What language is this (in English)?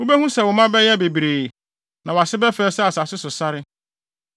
Akan